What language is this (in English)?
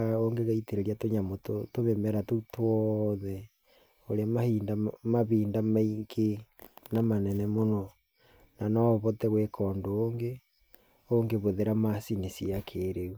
Kikuyu